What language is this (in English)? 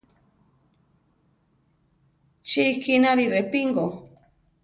Central Tarahumara